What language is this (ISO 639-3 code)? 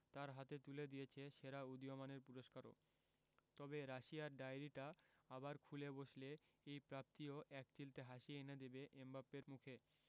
ben